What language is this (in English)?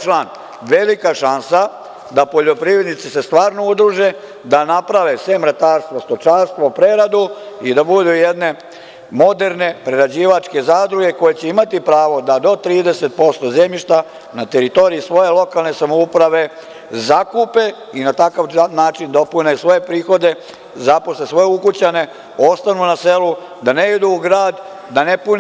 Serbian